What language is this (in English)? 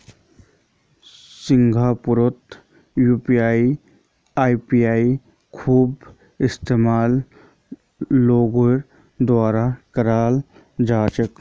Magahi